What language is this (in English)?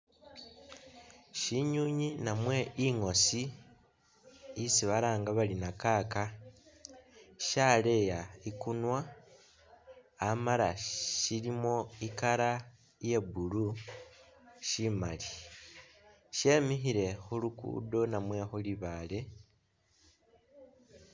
Masaaba